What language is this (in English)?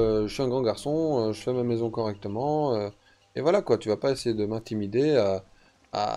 French